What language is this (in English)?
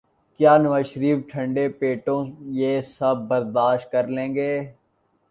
Urdu